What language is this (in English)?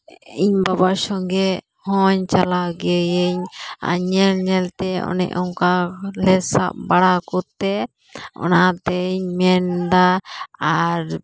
Santali